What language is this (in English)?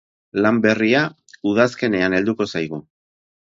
Basque